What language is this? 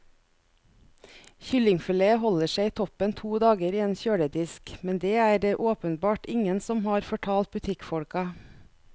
Norwegian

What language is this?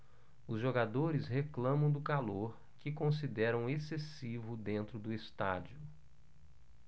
Portuguese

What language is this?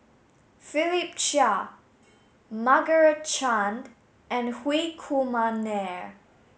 English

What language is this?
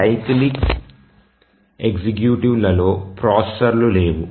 Telugu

